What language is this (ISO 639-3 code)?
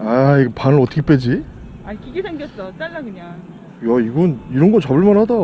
kor